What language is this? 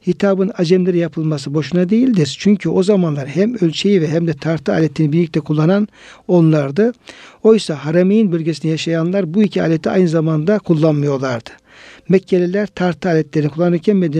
Turkish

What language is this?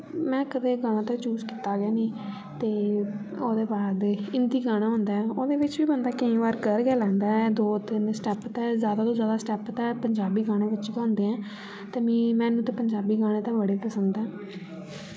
Dogri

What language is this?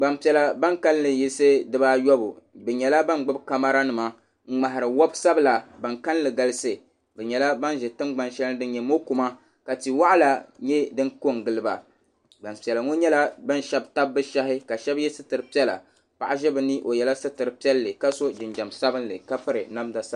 Dagbani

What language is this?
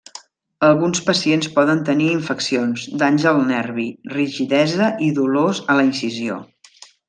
Catalan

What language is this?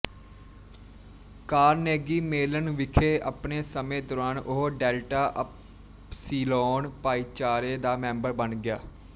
Punjabi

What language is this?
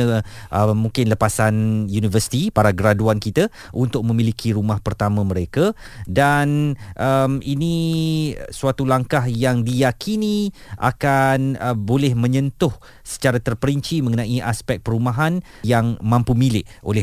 Malay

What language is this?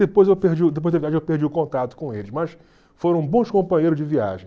Portuguese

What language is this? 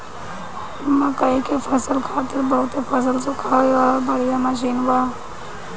Bhojpuri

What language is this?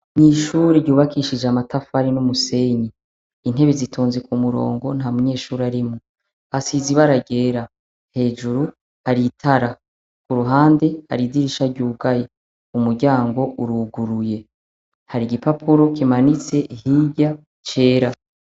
Rundi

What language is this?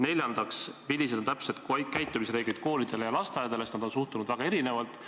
Estonian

